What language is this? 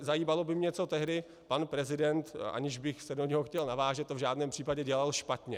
Czech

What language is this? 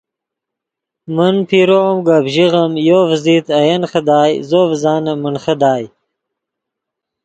Yidgha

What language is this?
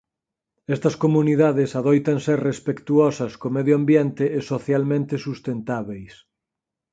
Galician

